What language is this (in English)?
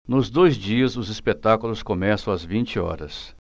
Portuguese